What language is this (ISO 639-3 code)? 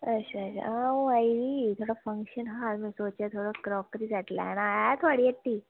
doi